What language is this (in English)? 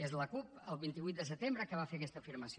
Catalan